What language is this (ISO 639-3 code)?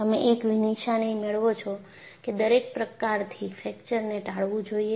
guj